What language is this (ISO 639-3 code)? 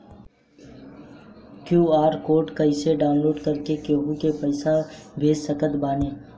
bho